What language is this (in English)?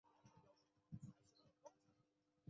Chinese